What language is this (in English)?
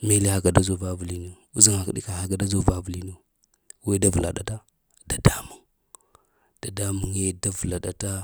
Lamang